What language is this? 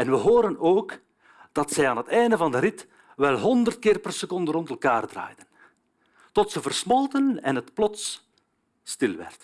Dutch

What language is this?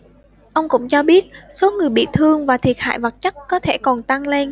Vietnamese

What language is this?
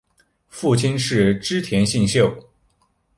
Chinese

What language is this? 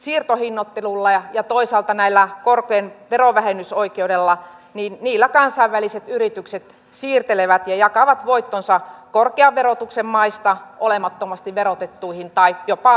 Finnish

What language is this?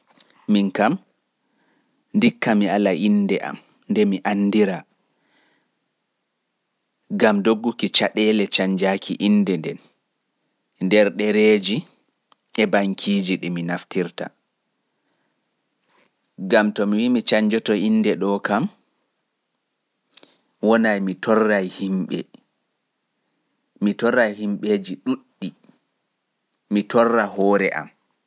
Pular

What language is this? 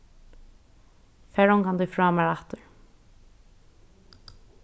Faroese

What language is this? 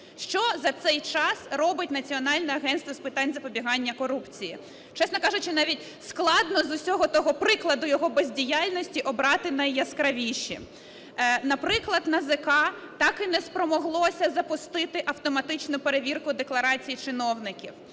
Ukrainian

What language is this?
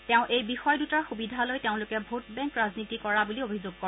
Assamese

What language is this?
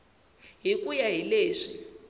Tsonga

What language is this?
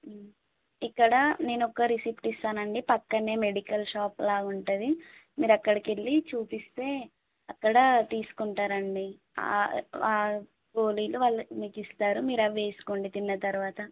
Telugu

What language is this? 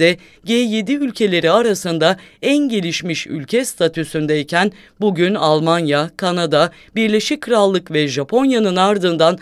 Turkish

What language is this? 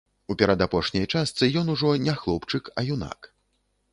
Belarusian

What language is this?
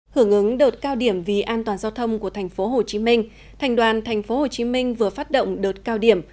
Vietnamese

